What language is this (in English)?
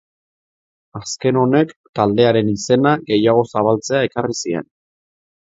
Basque